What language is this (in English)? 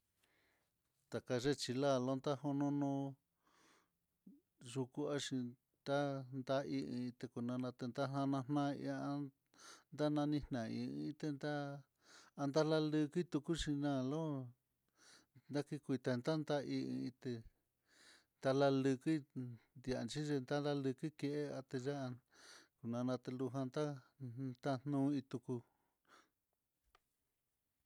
Mitlatongo Mixtec